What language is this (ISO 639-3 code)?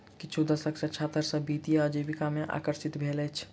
mai